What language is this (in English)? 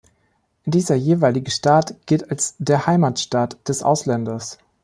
German